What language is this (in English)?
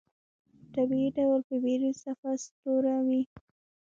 Pashto